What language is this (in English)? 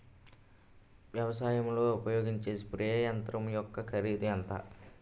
Telugu